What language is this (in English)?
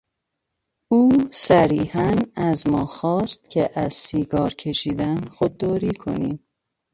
Persian